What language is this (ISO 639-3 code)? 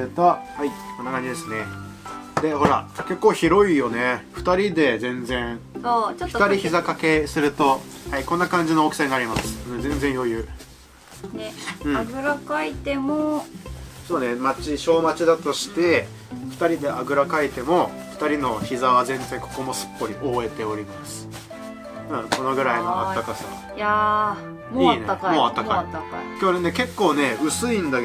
jpn